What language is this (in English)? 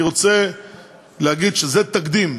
Hebrew